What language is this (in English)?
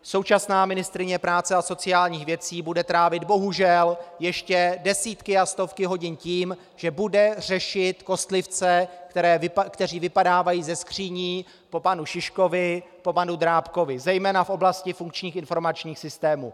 Czech